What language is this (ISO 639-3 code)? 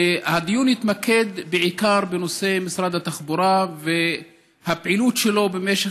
heb